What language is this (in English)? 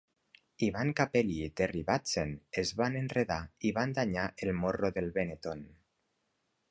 Catalan